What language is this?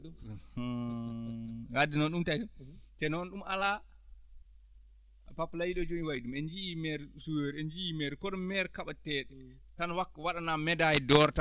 Fula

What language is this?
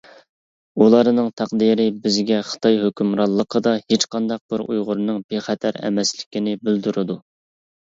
Uyghur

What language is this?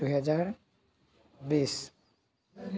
Assamese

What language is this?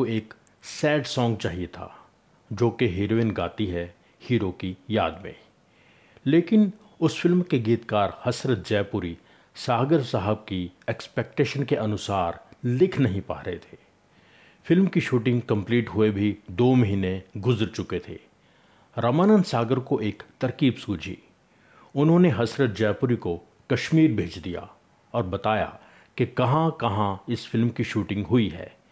Hindi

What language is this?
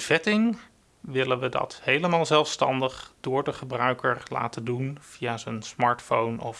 Dutch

